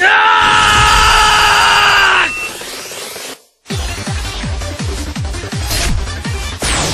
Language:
Japanese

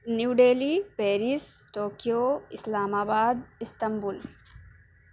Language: Urdu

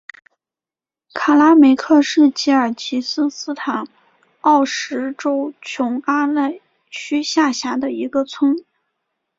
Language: Chinese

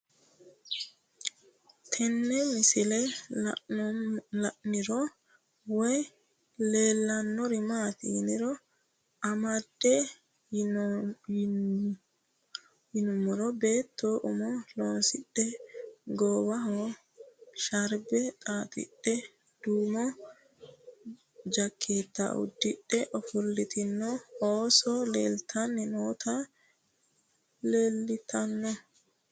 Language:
Sidamo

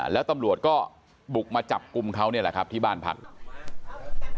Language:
Thai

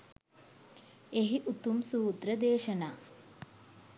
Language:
Sinhala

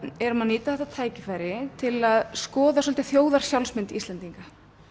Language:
Icelandic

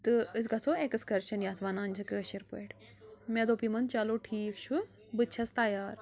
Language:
Kashmiri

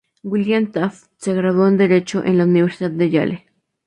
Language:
Spanish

